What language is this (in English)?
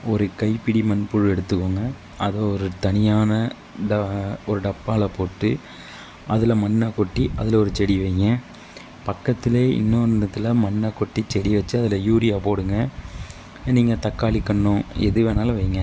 Tamil